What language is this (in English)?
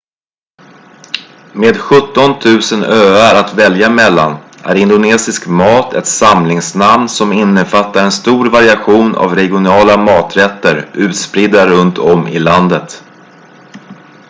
Swedish